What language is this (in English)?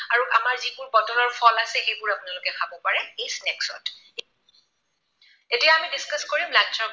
Assamese